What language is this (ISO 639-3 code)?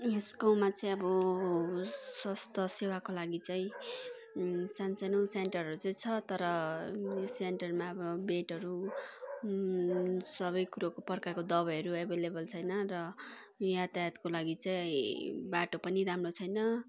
nep